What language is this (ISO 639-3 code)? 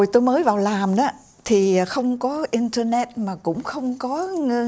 vie